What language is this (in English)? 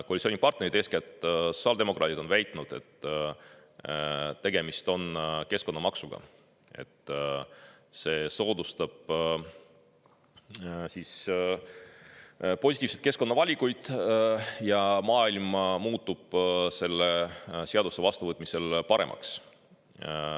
Estonian